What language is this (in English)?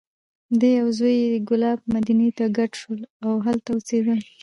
Pashto